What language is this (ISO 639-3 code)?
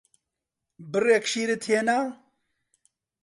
ckb